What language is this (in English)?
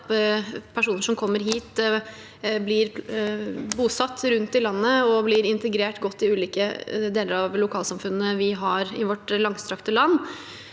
Norwegian